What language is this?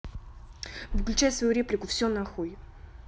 Russian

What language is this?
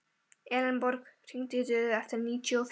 Icelandic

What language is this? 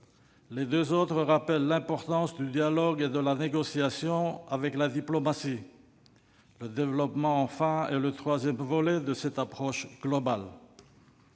French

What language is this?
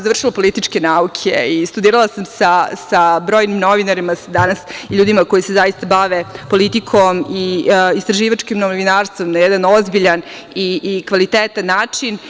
Serbian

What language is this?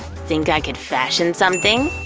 English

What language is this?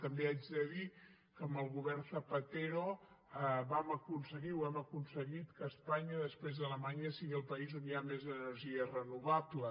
Catalan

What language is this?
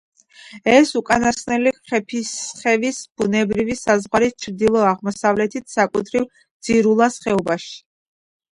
Georgian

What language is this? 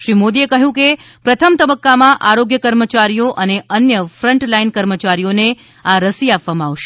Gujarati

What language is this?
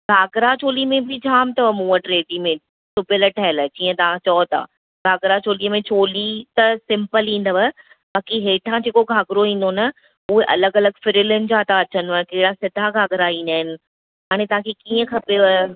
Sindhi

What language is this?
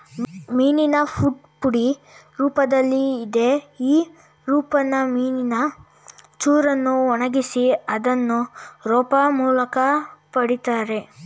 Kannada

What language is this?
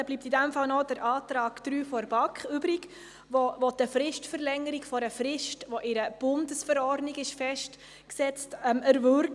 Swiss German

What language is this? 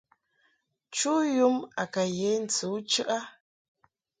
Mungaka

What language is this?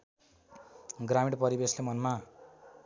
Nepali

